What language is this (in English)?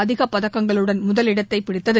Tamil